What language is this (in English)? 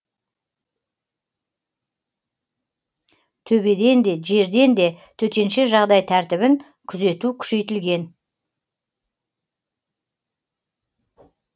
Kazakh